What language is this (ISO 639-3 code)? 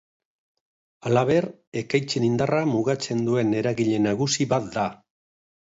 eus